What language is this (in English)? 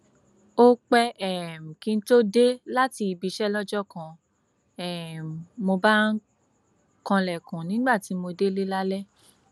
Yoruba